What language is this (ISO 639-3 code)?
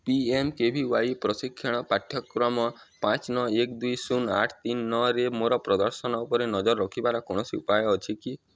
ori